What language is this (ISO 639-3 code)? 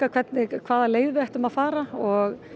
isl